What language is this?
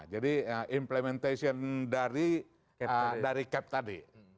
Indonesian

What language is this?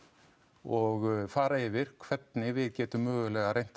Icelandic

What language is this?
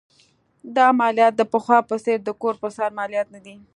Pashto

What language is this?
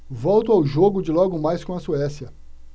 Portuguese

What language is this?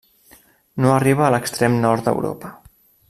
Catalan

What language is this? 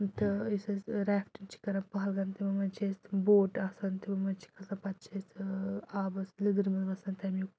Kashmiri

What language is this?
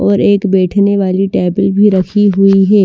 Hindi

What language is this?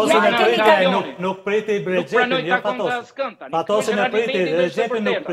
Romanian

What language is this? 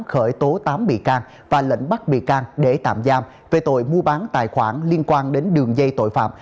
Vietnamese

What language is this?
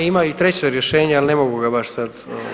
Croatian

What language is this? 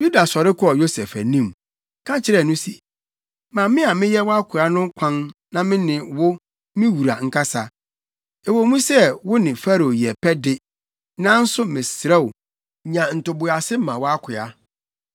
Akan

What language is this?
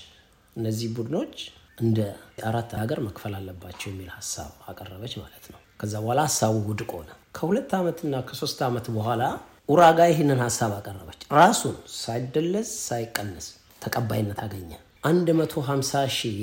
Amharic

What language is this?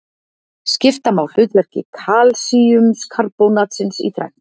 Icelandic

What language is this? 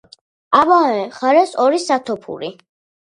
Georgian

